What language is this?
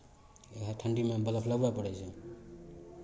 Maithili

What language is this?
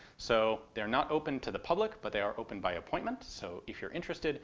English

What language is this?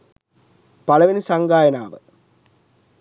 Sinhala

